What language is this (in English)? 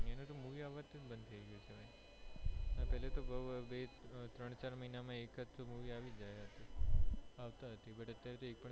Gujarati